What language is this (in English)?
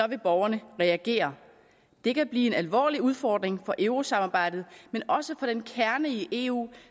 Danish